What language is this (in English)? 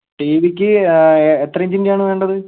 Malayalam